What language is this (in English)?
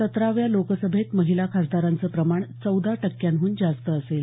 Marathi